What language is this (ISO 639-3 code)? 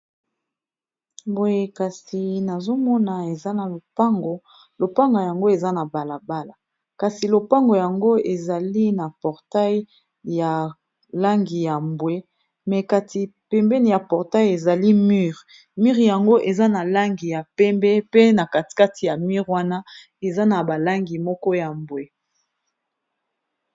lin